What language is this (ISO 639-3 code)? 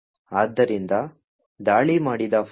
kan